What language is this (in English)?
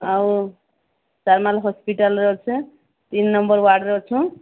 Odia